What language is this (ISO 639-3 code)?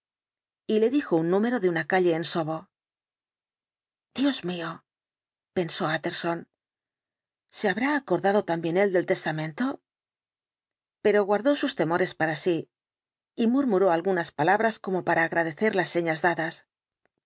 spa